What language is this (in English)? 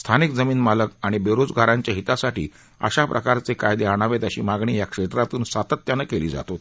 Marathi